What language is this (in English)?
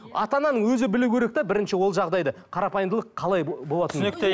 Kazakh